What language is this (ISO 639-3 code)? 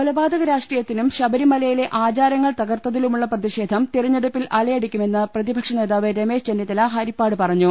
mal